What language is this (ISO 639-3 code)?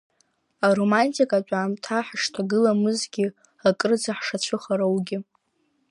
abk